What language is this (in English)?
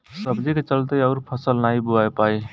Bhojpuri